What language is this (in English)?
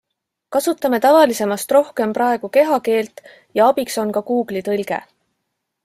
Estonian